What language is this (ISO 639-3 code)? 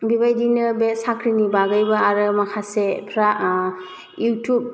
brx